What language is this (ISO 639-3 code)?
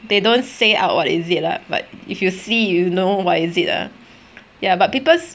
eng